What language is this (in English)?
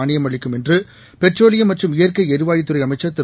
Tamil